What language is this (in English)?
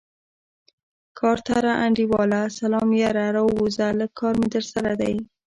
Pashto